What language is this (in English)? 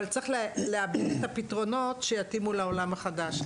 Hebrew